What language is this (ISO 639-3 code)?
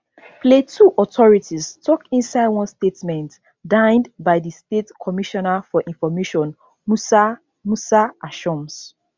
pcm